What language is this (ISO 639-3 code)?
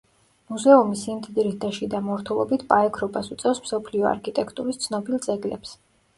kat